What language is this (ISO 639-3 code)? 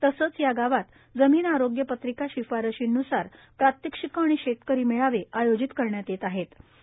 mar